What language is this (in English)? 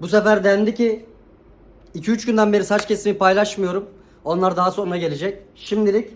Turkish